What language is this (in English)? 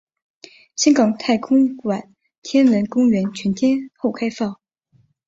Chinese